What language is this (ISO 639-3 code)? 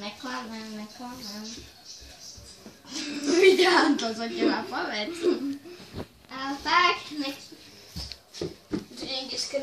nld